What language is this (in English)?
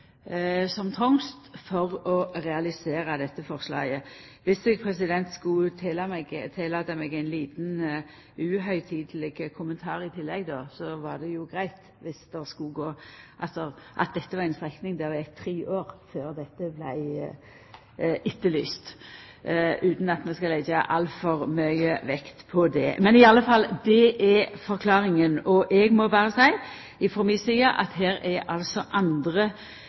Norwegian Nynorsk